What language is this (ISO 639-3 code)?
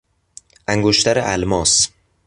fas